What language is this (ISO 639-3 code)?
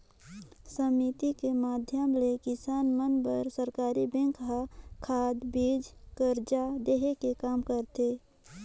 hne